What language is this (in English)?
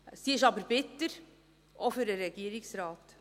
Swiss German